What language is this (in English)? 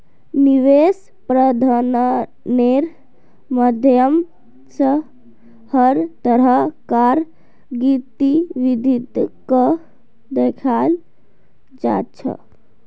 Magahi